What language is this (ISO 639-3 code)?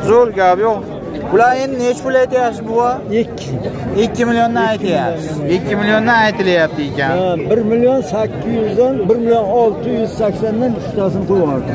tur